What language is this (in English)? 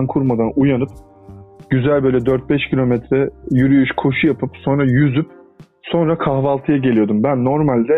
Turkish